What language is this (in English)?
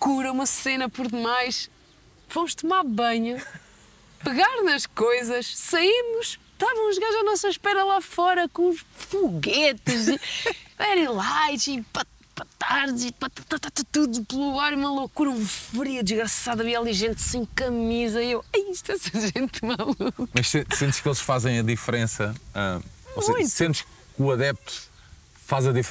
Portuguese